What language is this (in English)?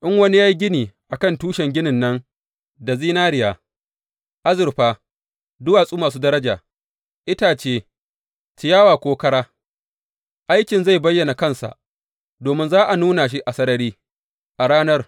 Hausa